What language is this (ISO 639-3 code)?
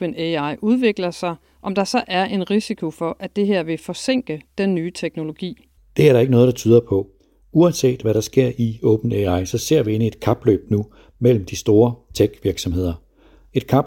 dan